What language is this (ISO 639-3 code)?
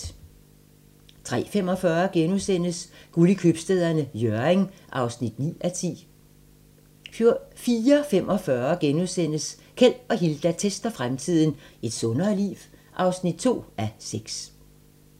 dan